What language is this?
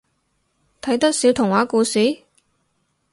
Cantonese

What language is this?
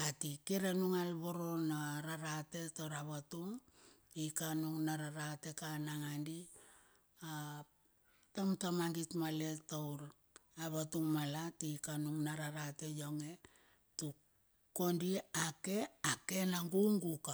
Bilur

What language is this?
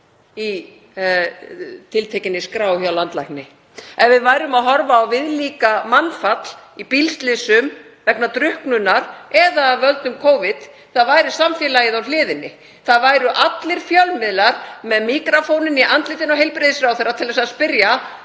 Icelandic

